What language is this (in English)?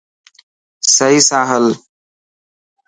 Dhatki